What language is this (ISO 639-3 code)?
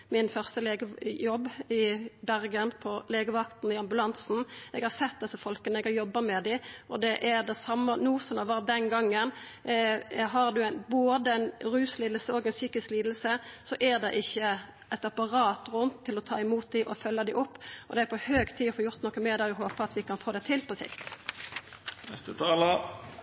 nno